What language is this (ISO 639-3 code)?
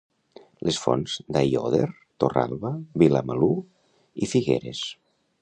cat